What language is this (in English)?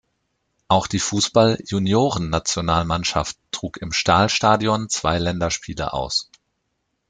German